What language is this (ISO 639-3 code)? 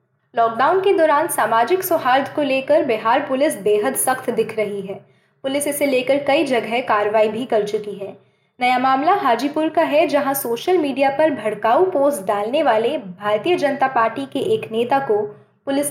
hin